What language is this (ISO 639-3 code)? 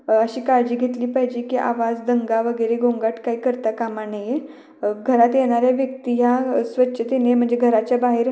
mar